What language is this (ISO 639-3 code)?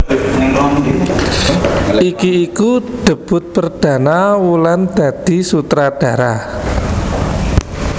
jav